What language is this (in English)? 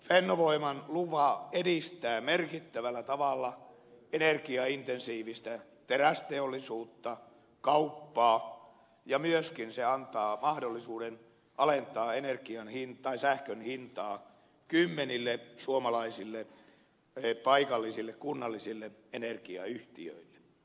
Finnish